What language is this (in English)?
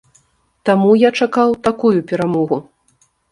Belarusian